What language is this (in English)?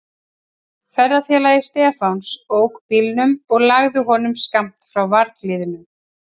Icelandic